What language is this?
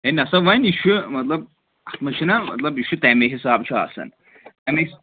Kashmiri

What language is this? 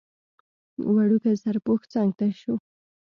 Pashto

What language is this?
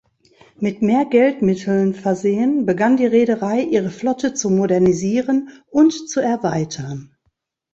German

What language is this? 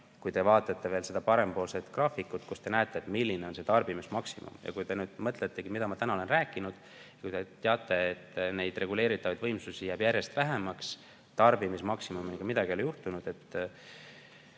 Estonian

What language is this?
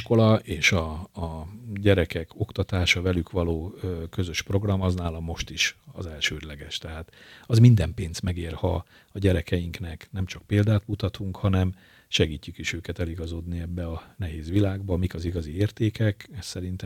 Hungarian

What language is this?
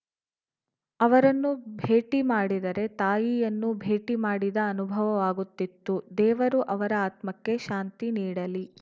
Kannada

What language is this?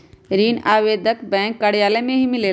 Magahi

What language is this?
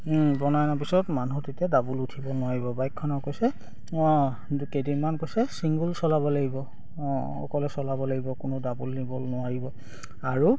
Assamese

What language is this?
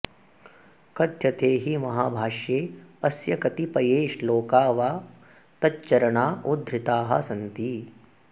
Sanskrit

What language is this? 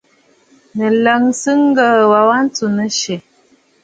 Bafut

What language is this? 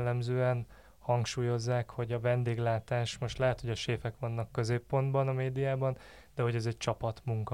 Hungarian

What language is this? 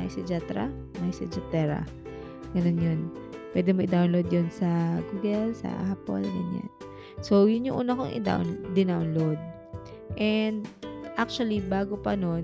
Filipino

